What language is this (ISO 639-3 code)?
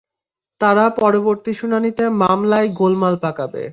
ben